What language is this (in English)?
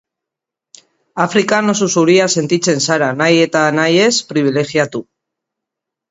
Basque